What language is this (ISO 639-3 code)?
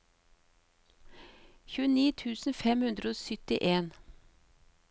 nor